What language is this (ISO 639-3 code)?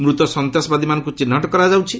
ori